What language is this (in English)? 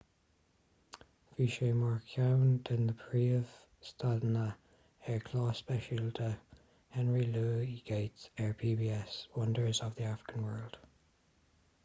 Irish